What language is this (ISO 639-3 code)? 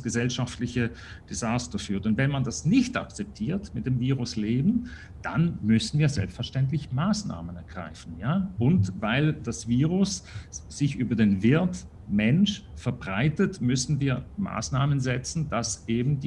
deu